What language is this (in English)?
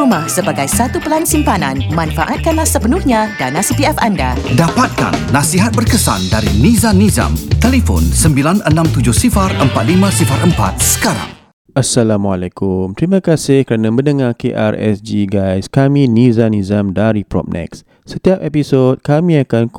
Malay